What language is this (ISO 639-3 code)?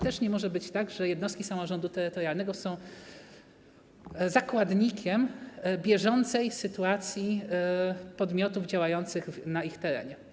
pol